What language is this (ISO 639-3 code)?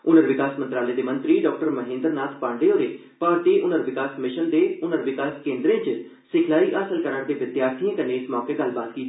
doi